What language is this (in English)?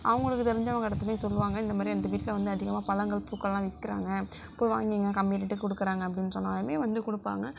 Tamil